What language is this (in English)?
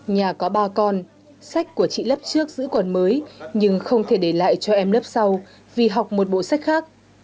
Vietnamese